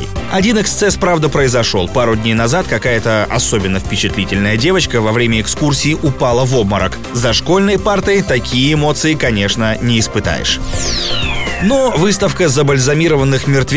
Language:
Russian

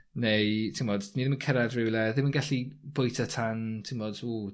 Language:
Welsh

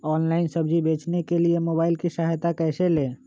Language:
Magahi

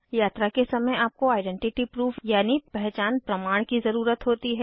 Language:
Hindi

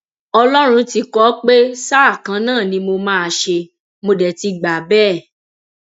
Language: Yoruba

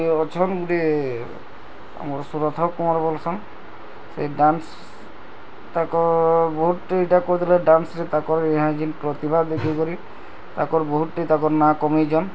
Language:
Odia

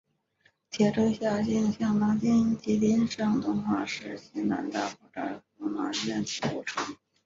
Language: Chinese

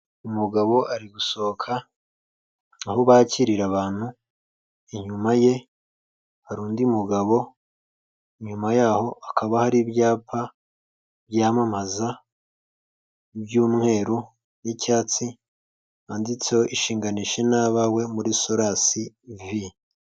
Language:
Kinyarwanda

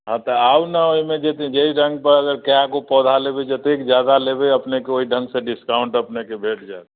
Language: Maithili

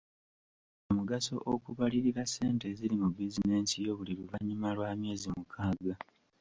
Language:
Ganda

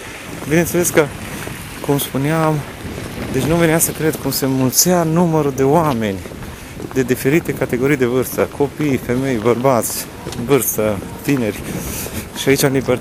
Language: Romanian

